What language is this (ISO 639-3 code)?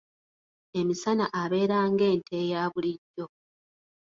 lug